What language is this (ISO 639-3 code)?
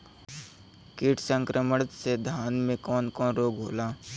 bho